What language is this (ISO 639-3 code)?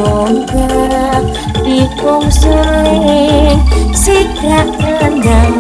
jav